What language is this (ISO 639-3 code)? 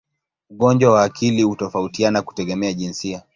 swa